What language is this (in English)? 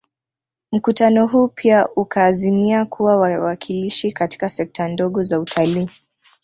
Swahili